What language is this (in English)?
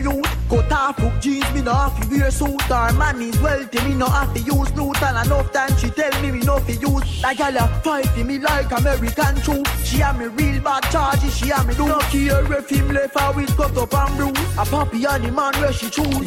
English